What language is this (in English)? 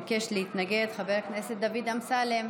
Hebrew